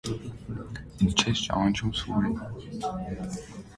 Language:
Armenian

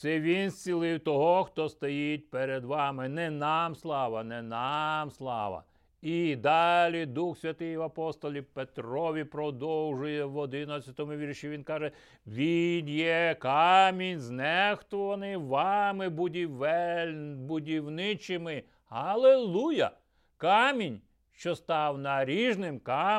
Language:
Ukrainian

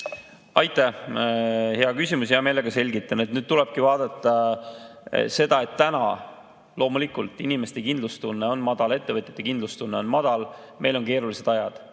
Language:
Estonian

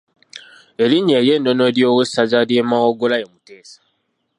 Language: Ganda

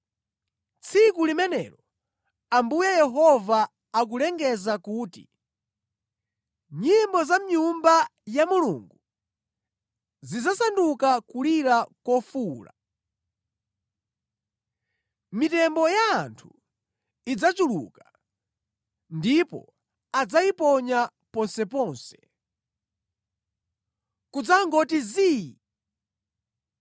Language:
Nyanja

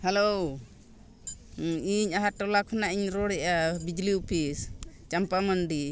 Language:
Santali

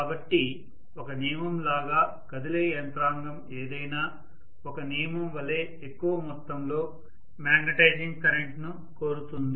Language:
Telugu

